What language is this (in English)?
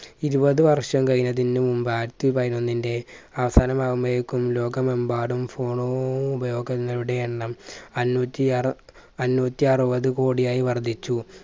Malayalam